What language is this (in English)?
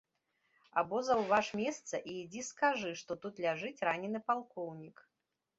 Belarusian